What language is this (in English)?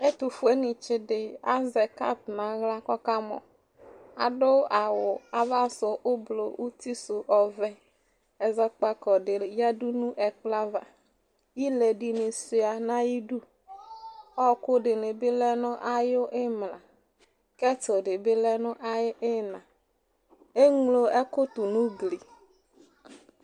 Ikposo